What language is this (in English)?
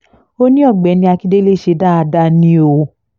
Yoruba